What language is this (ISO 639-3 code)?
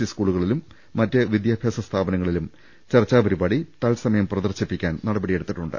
mal